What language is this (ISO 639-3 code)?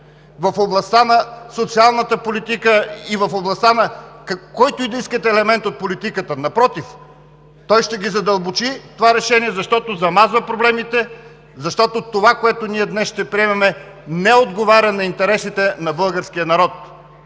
bul